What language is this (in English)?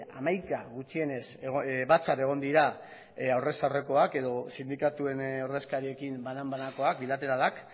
Basque